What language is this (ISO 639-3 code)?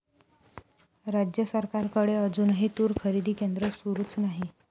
mar